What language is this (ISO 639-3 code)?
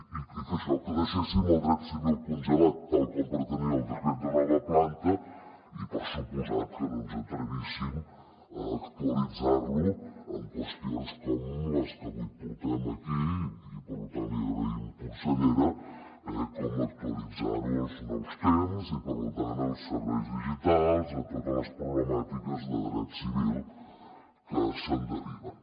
cat